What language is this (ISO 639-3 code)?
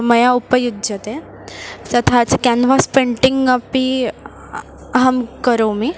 san